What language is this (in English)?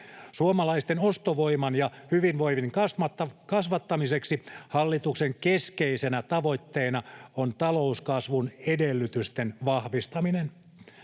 Finnish